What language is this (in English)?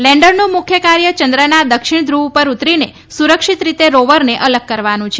Gujarati